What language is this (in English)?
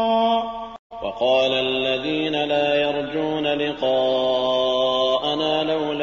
Arabic